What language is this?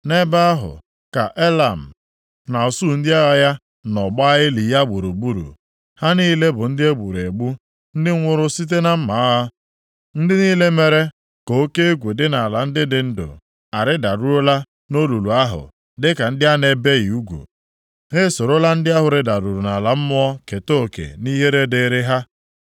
Igbo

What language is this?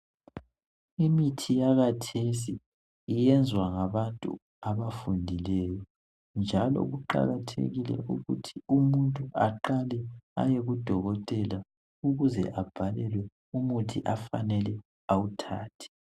North Ndebele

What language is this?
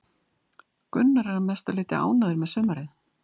Icelandic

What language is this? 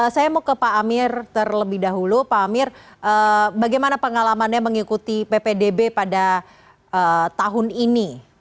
Indonesian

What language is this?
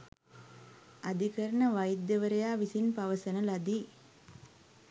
Sinhala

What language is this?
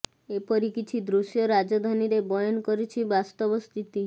Odia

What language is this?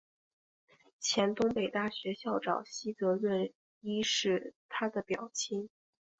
Chinese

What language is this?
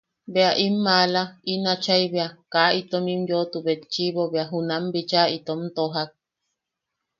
Yaqui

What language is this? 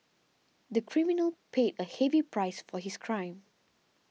English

